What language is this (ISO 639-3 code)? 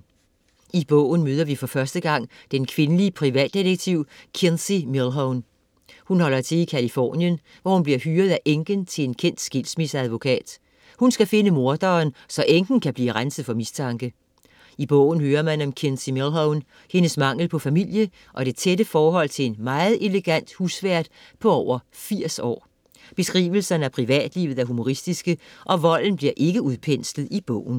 dan